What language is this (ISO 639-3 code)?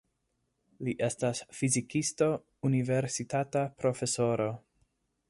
epo